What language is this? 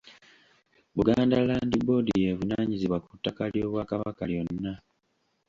Ganda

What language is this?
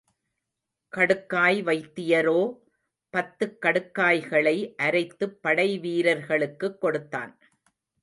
Tamil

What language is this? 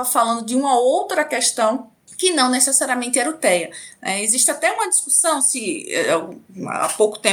Portuguese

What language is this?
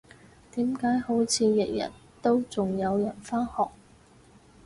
Cantonese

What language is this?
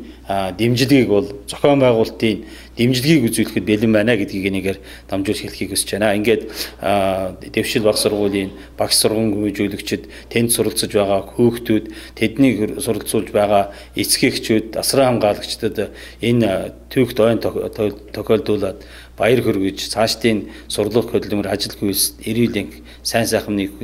Turkish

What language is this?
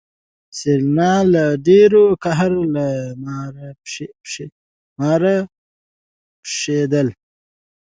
Pashto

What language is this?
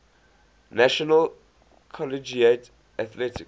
English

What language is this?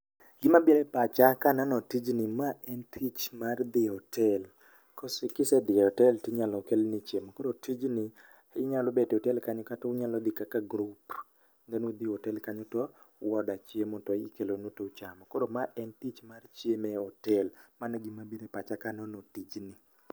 Luo (Kenya and Tanzania)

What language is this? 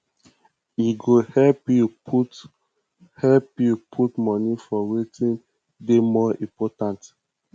Nigerian Pidgin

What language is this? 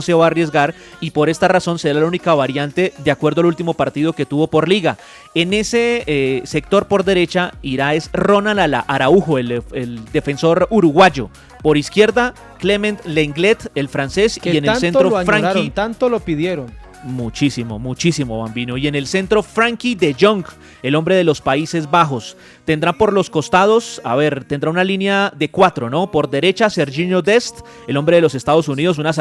Spanish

